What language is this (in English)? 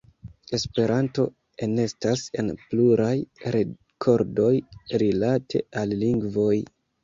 Esperanto